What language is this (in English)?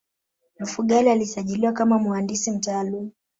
Swahili